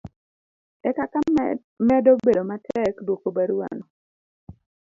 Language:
Luo (Kenya and Tanzania)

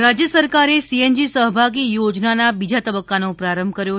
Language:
Gujarati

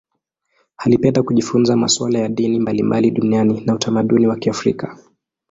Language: Swahili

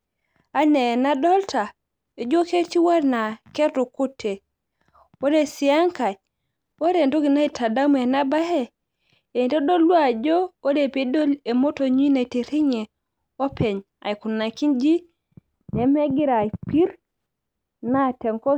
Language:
Masai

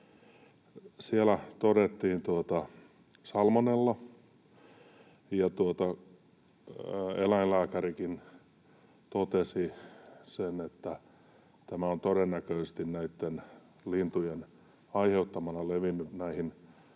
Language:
Finnish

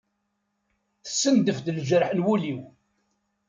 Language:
Kabyle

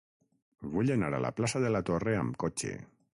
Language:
Catalan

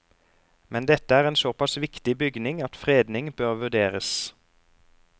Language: Norwegian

